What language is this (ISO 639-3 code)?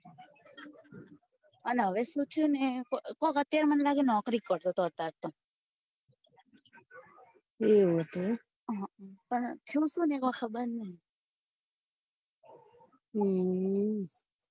guj